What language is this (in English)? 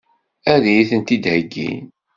Kabyle